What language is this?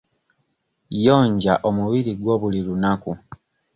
Ganda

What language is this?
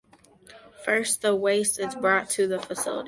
English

